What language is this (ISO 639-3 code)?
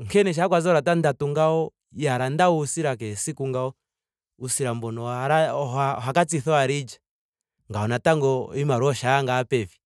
ndo